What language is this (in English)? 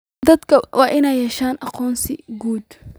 Somali